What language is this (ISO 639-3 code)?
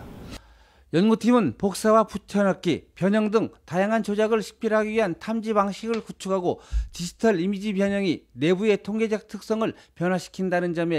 kor